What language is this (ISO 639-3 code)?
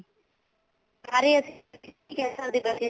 pan